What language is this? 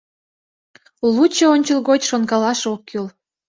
Mari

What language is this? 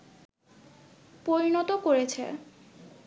Bangla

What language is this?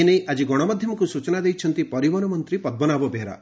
Odia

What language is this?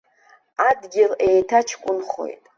Abkhazian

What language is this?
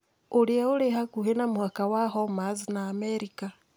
Kikuyu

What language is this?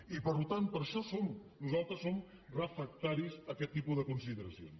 Catalan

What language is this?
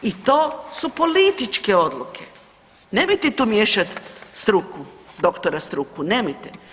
Croatian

